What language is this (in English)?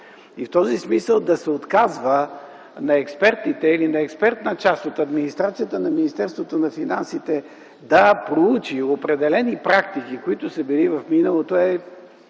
Bulgarian